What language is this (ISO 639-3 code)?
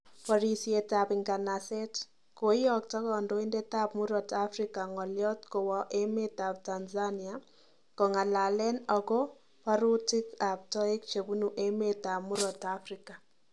kln